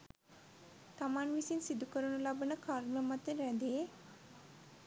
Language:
Sinhala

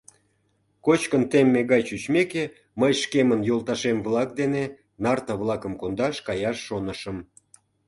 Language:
Mari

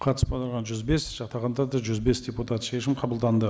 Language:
Kazakh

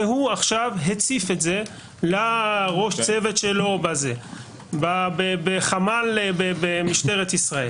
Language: Hebrew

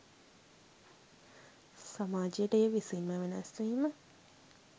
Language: Sinhala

